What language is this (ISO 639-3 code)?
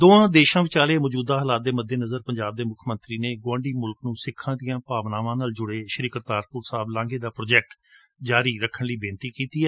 pan